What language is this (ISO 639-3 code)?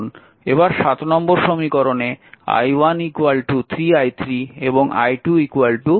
ben